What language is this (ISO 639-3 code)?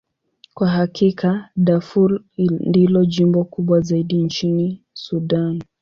swa